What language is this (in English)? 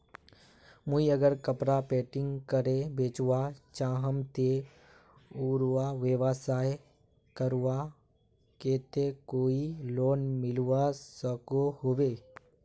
Magahi